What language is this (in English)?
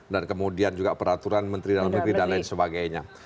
Indonesian